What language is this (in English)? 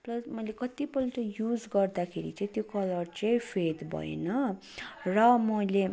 Nepali